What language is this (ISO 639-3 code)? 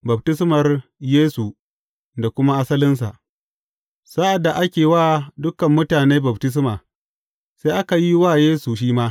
hau